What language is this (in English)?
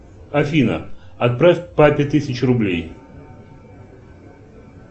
Russian